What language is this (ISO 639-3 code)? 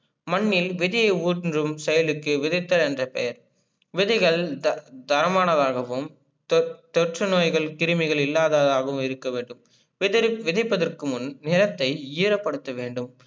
tam